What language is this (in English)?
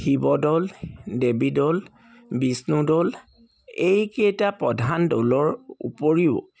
Assamese